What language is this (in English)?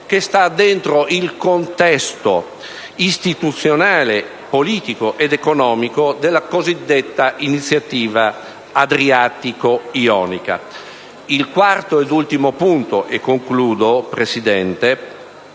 Italian